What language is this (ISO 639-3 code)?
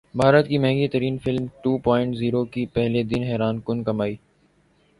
urd